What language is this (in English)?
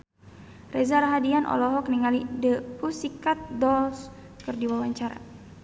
Sundanese